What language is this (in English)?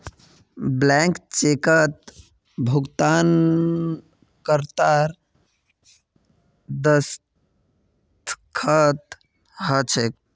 Magahi